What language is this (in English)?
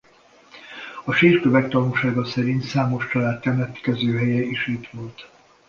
Hungarian